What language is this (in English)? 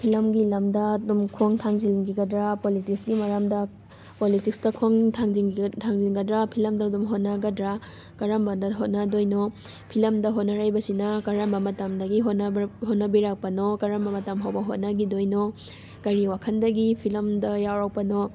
Manipuri